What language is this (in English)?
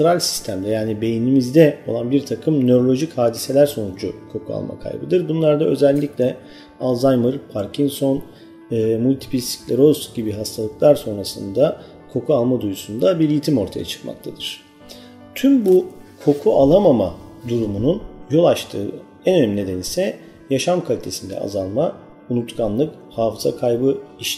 Turkish